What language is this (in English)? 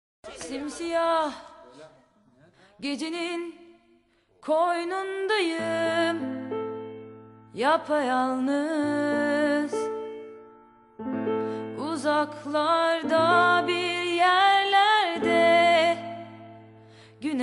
Turkish